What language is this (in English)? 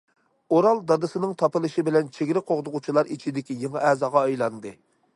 Uyghur